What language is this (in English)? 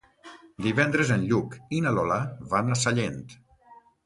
Catalan